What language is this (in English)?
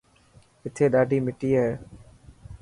Dhatki